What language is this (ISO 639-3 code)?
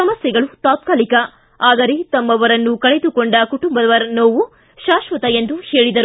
kan